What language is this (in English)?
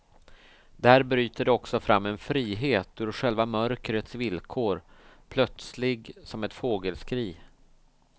Swedish